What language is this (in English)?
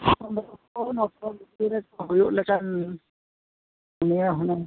Santali